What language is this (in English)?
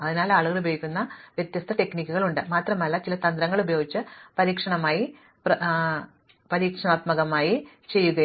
Malayalam